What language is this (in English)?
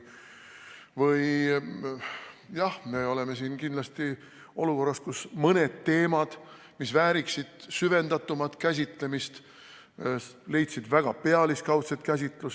Estonian